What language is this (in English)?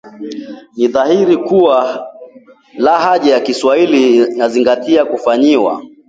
Swahili